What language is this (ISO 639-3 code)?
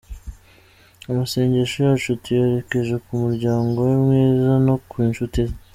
kin